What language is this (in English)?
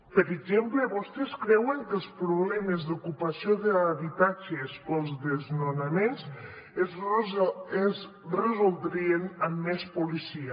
Catalan